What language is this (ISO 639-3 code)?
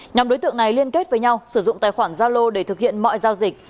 vie